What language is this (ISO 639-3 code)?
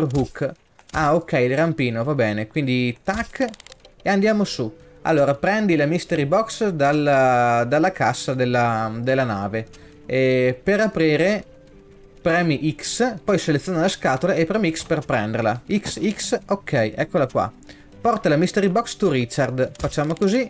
ita